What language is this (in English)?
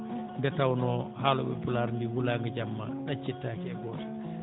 Fula